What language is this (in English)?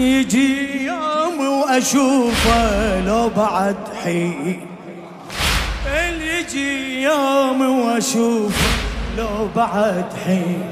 Arabic